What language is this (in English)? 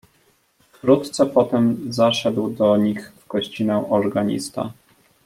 Polish